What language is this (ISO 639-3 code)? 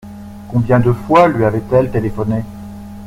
fra